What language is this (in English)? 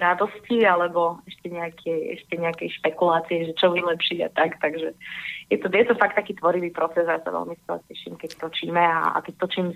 Slovak